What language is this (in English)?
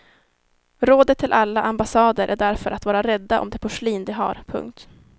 Swedish